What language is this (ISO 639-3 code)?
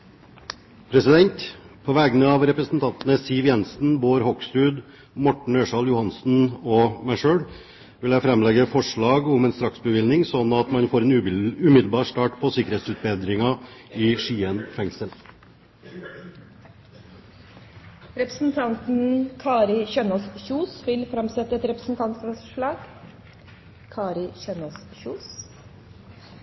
nor